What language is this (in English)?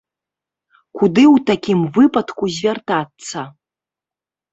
Belarusian